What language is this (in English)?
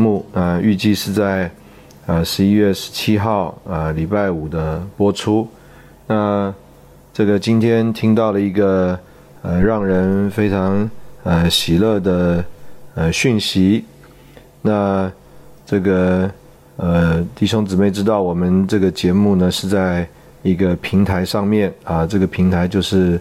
Chinese